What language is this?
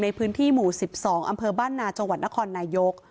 Thai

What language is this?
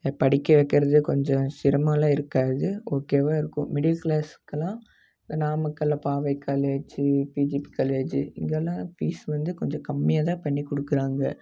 Tamil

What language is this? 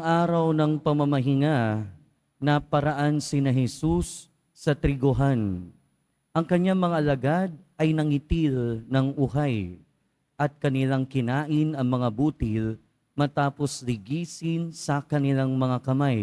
Filipino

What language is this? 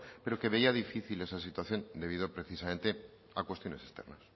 Spanish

